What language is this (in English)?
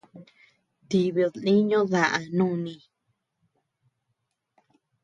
Tepeuxila Cuicatec